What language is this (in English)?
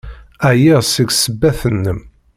Kabyle